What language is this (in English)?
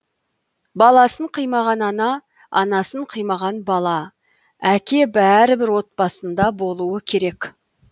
Kazakh